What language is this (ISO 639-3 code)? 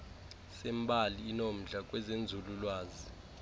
xho